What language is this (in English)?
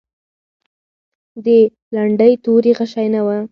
Pashto